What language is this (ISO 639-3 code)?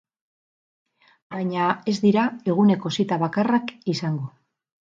eus